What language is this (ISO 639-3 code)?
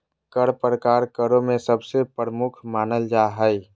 mag